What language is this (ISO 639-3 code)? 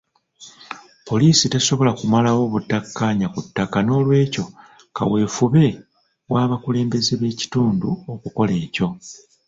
lug